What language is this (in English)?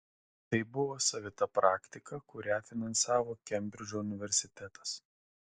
Lithuanian